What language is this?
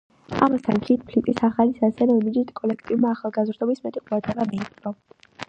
Georgian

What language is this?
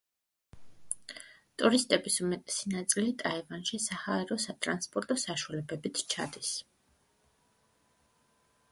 Georgian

